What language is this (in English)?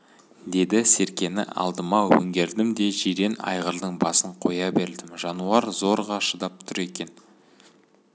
Kazakh